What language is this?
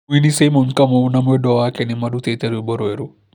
Kikuyu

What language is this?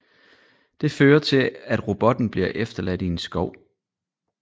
Danish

